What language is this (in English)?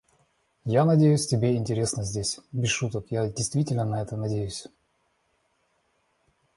Russian